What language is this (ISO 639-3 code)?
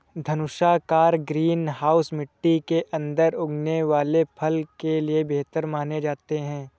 hin